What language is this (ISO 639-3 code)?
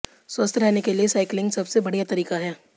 hin